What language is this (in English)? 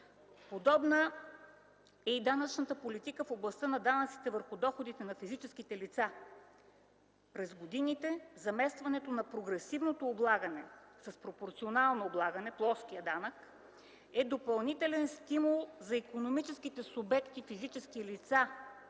Bulgarian